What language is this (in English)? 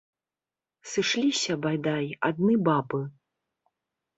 Belarusian